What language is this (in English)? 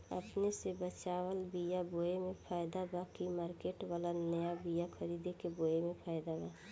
Bhojpuri